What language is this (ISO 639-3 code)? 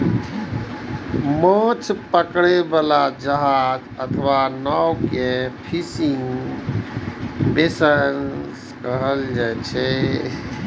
mai